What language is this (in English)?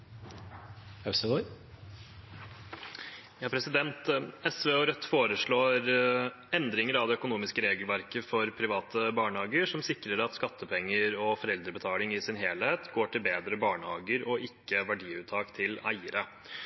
Norwegian Bokmål